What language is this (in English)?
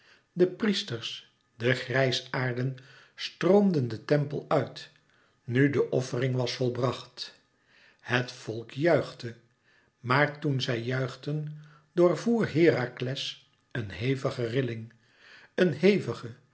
Dutch